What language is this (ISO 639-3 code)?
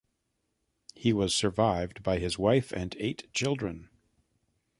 eng